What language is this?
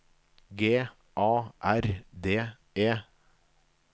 Norwegian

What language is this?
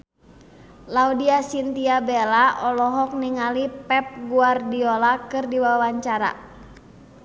Sundanese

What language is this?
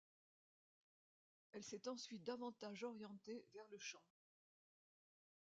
French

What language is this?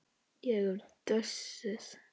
Icelandic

